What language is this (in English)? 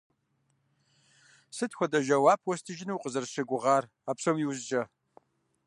Kabardian